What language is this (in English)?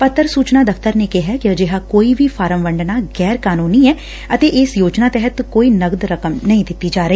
Punjabi